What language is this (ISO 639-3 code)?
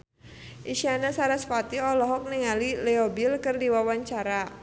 sun